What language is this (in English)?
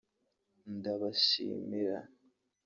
Kinyarwanda